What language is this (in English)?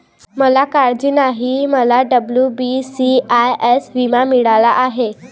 Marathi